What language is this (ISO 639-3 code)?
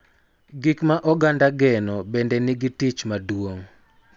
luo